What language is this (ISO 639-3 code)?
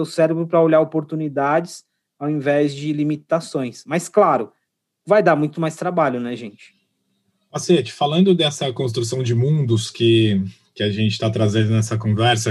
por